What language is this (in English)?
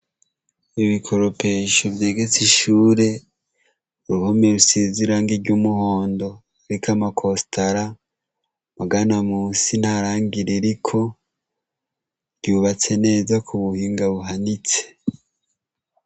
Rundi